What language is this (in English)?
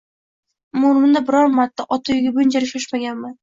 Uzbek